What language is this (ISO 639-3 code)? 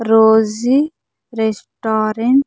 tel